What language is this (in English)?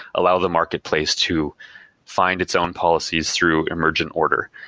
English